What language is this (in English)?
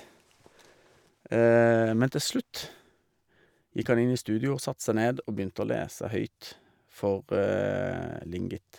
Norwegian